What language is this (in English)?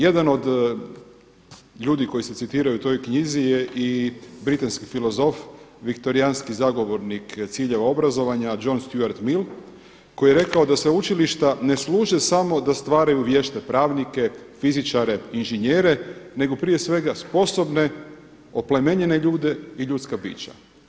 Croatian